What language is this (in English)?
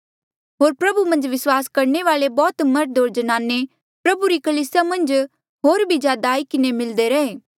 Mandeali